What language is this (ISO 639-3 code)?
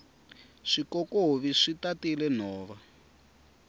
tso